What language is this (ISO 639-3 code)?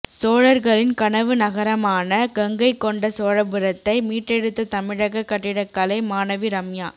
tam